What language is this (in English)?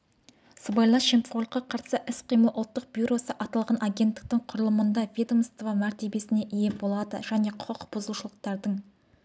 Kazakh